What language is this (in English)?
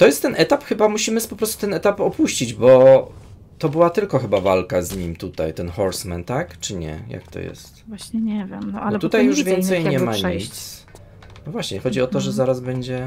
Polish